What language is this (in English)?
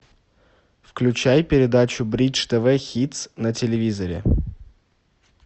Russian